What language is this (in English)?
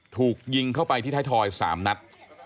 Thai